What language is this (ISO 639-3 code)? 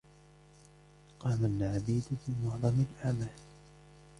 ara